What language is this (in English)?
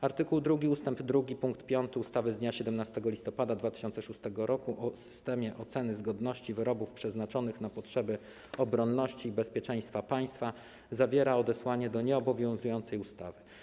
Polish